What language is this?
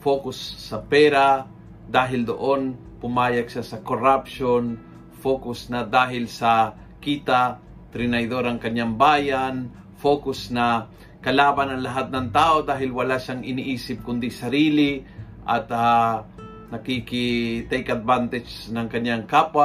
Filipino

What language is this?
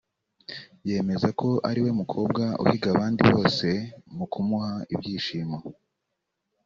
Kinyarwanda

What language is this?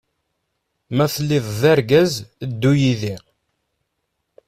Kabyle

